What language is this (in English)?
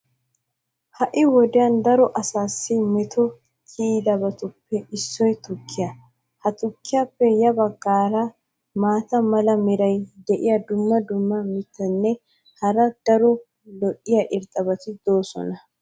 Wolaytta